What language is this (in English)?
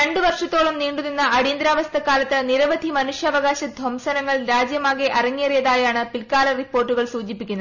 Malayalam